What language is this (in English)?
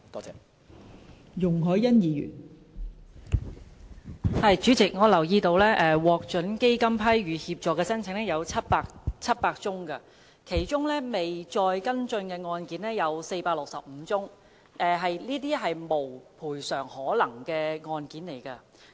Cantonese